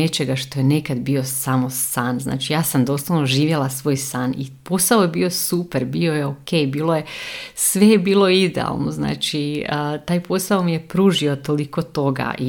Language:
Croatian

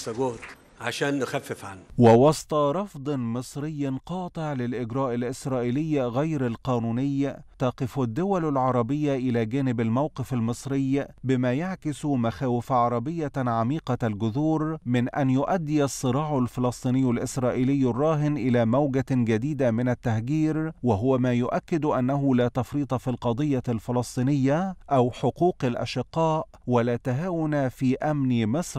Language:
Arabic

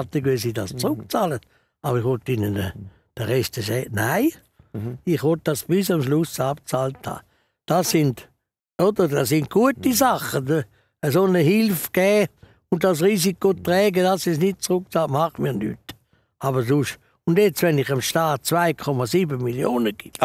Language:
German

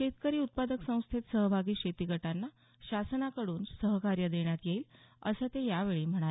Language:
Marathi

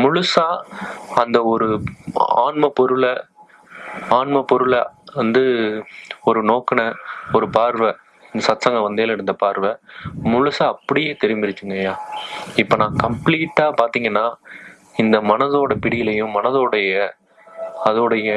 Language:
Tamil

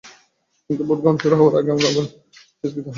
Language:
Bangla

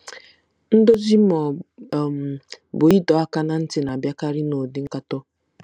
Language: Igbo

